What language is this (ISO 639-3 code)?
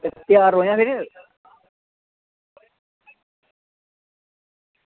doi